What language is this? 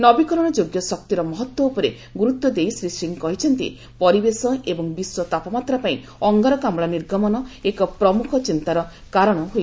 Odia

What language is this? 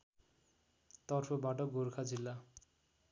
Nepali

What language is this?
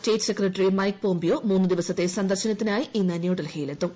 Malayalam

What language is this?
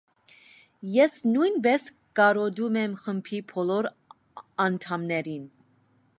Armenian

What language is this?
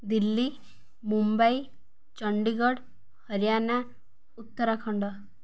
Odia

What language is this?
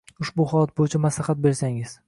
Uzbek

